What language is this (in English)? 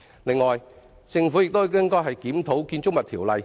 Cantonese